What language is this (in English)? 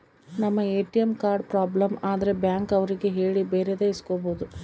Kannada